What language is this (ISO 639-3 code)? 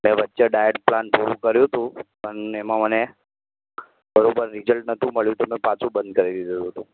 guj